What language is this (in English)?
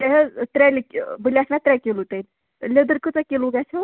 Kashmiri